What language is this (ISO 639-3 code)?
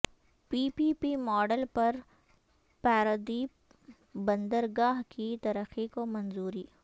urd